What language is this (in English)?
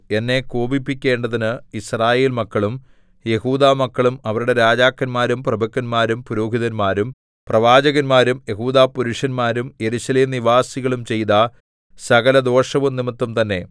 Malayalam